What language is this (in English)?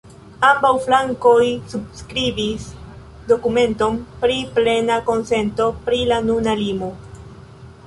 Esperanto